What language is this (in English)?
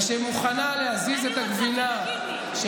Hebrew